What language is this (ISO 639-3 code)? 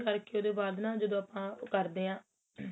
pan